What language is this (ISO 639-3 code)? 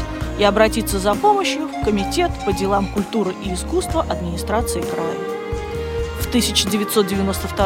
rus